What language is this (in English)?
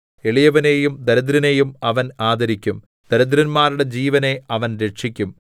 Malayalam